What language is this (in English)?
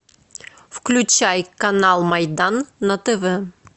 Russian